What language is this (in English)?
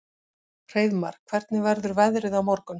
Icelandic